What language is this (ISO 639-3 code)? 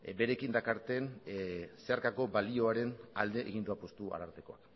eus